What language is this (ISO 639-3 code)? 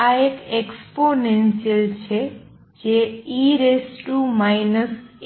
guj